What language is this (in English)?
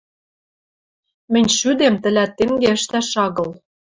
Western Mari